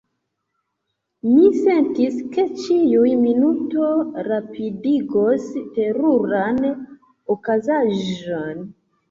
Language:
Esperanto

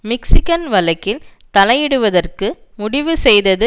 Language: Tamil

